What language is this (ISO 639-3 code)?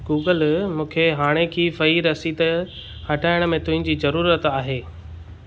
snd